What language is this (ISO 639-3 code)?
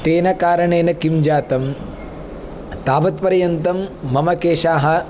san